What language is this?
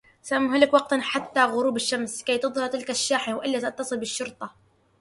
Arabic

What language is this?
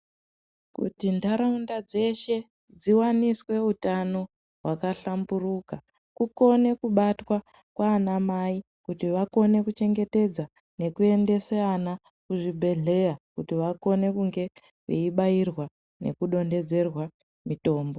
Ndau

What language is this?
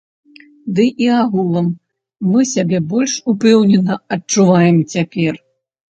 Belarusian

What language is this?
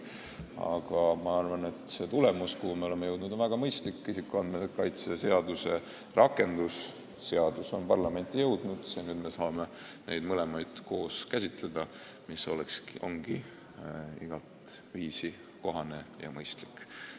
Estonian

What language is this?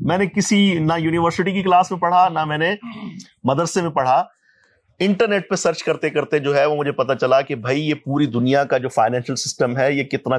Urdu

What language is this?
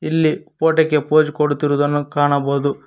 Kannada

